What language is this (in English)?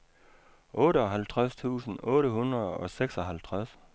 Danish